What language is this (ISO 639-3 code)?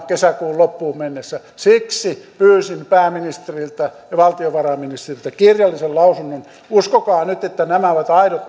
fin